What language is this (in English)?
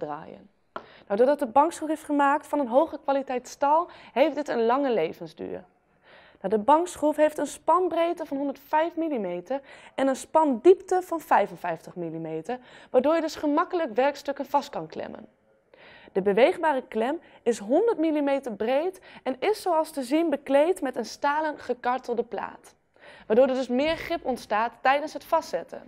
Dutch